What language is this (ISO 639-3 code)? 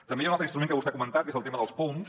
cat